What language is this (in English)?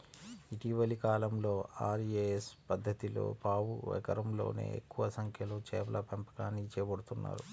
Telugu